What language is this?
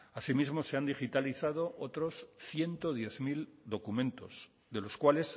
Spanish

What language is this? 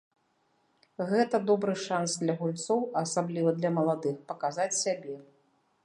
Belarusian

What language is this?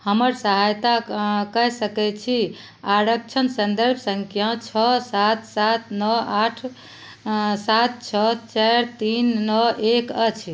Maithili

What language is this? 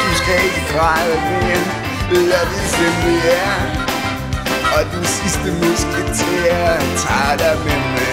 Danish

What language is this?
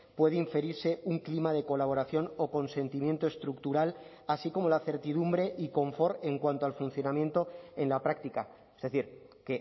Spanish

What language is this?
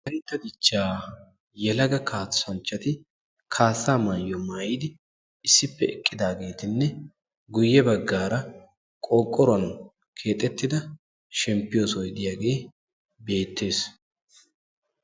Wolaytta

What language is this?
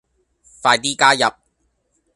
Cantonese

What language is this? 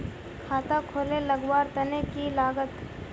Magahi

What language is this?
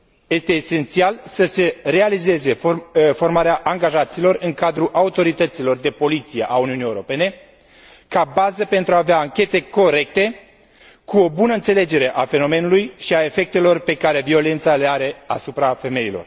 Romanian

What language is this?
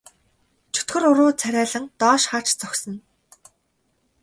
Mongolian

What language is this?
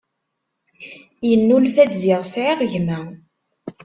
Kabyle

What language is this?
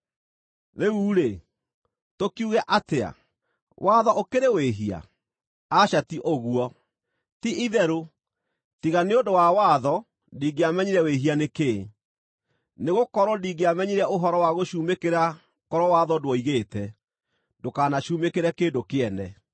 Kikuyu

